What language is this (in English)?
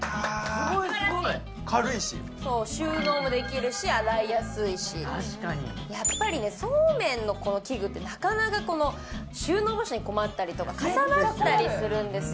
Japanese